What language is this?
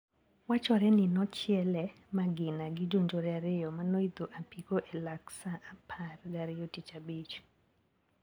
Luo (Kenya and Tanzania)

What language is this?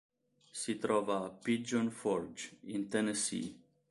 Italian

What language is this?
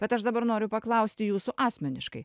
Lithuanian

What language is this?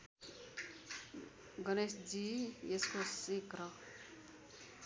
Nepali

